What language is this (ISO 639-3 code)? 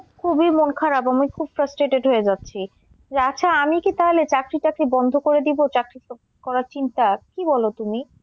ben